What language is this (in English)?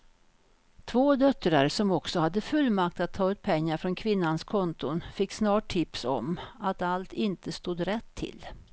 Swedish